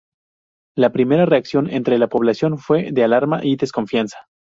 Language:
Spanish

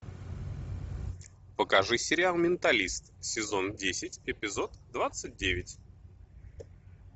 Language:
Russian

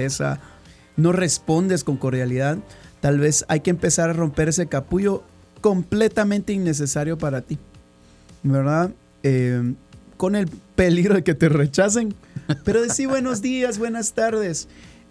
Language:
Spanish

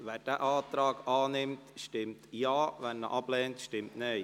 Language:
Swiss German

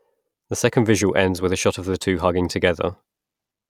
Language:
English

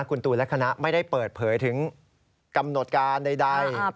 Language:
Thai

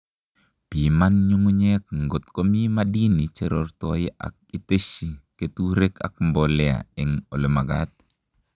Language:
Kalenjin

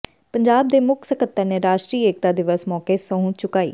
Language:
Punjabi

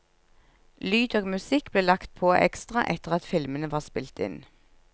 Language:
Norwegian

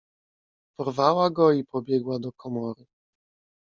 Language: Polish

